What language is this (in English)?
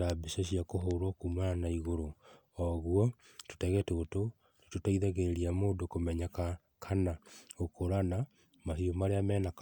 Kikuyu